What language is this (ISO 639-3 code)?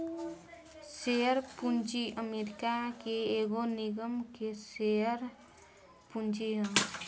bho